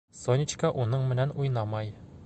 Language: Bashkir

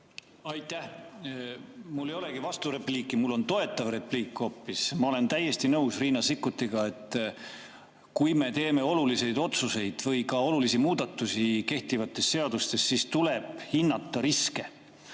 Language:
Estonian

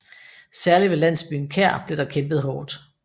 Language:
Danish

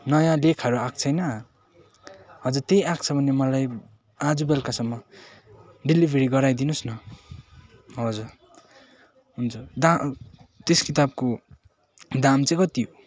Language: Nepali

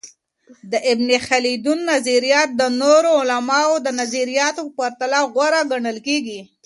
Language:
Pashto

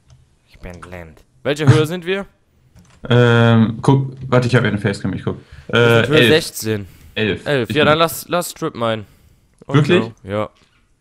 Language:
German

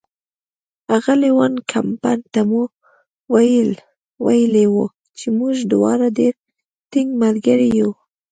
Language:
Pashto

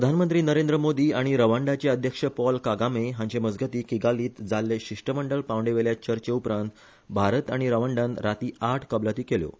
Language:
Konkani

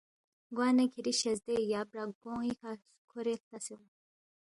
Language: Balti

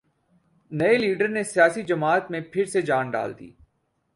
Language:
Urdu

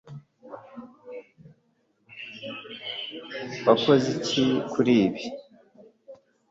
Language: Kinyarwanda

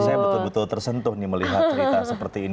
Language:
Indonesian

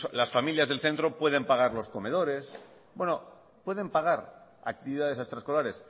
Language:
Spanish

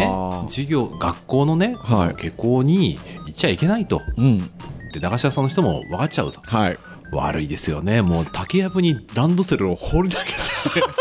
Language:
Japanese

